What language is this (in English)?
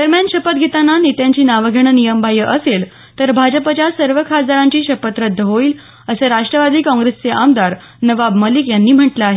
Marathi